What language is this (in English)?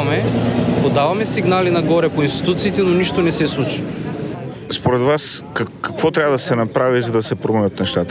Bulgarian